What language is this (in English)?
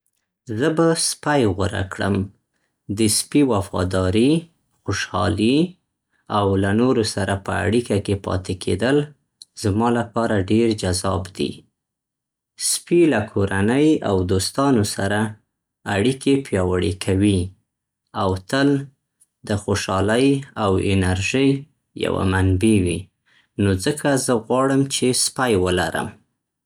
Central Pashto